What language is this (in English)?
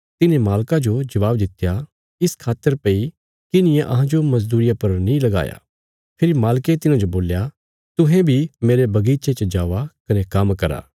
Bilaspuri